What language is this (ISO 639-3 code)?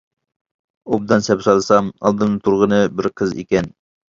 uig